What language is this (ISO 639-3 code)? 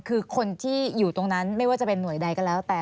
tha